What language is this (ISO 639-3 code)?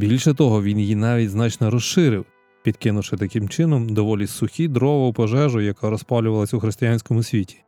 ukr